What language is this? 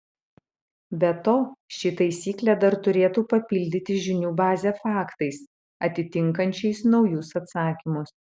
Lithuanian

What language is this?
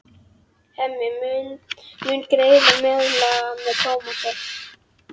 Icelandic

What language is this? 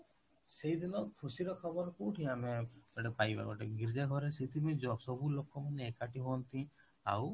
Odia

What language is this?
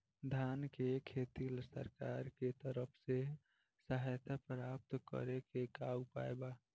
Bhojpuri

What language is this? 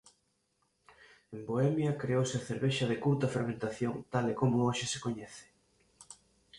Galician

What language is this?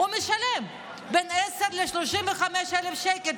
Hebrew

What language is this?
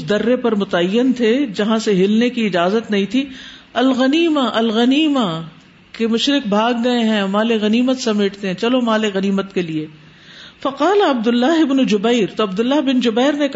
Urdu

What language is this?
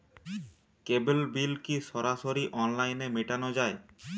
Bangla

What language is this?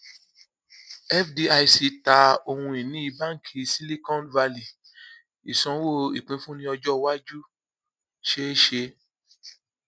Yoruba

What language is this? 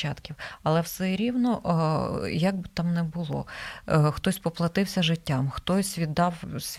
Ukrainian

